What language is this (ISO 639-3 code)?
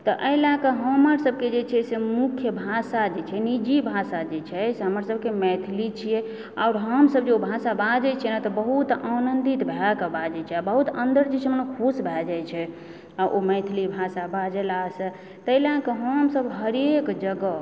mai